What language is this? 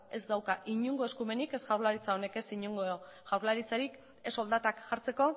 Basque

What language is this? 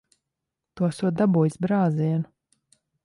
Latvian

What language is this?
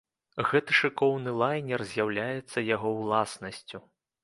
Belarusian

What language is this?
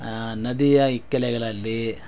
Kannada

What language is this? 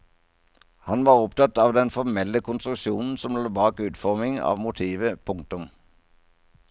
Norwegian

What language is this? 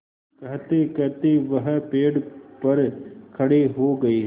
Hindi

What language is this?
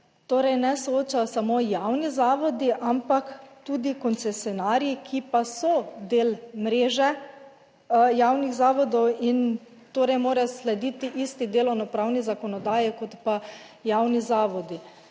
Slovenian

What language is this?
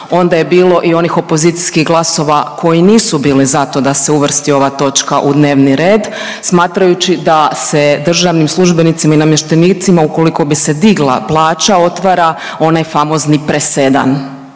Croatian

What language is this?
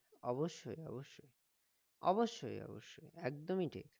Bangla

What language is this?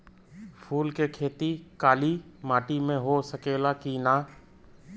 Bhojpuri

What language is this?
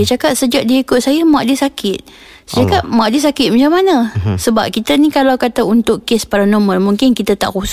Malay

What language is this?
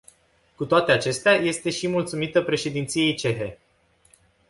Romanian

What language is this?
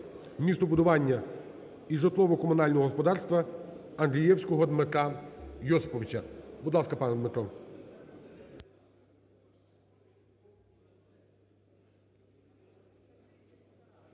Ukrainian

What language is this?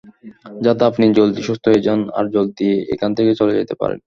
Bangla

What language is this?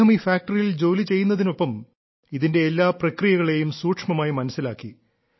Malayalam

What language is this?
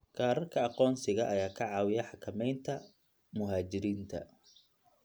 Somali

